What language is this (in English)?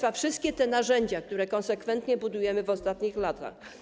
Polish